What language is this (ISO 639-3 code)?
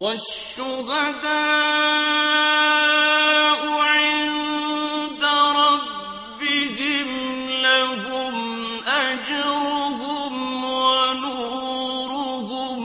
ara